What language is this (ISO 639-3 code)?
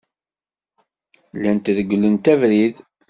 kab